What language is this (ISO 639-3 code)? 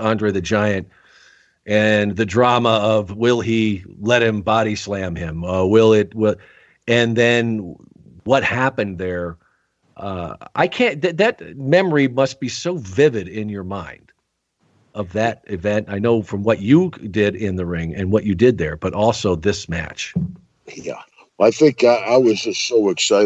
eng